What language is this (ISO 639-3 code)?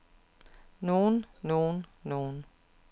dan